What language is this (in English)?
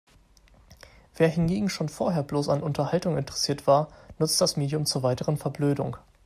German